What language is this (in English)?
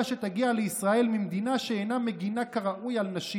Hebrew